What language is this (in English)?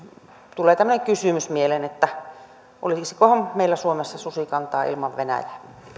Finnish